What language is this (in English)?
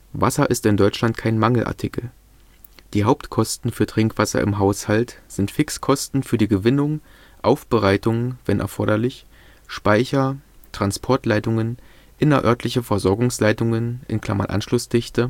German